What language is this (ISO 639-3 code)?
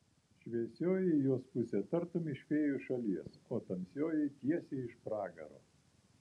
lit